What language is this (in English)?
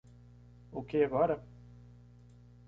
Portuguese